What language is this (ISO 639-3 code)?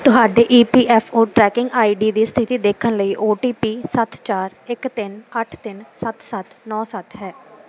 pan